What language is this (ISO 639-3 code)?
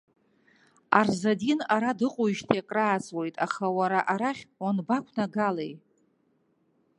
abk